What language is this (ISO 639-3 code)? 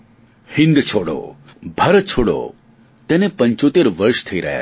guj